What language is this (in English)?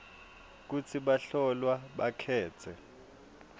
Swati